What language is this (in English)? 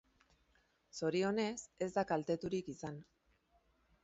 Basque